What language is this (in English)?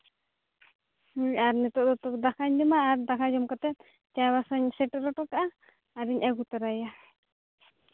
Santali